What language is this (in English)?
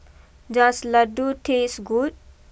English